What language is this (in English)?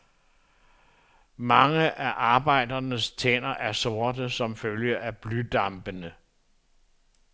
Danish